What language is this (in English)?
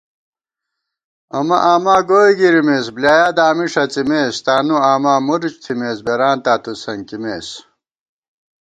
Gawar-Bati